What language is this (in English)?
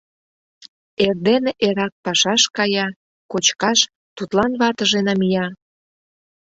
Mari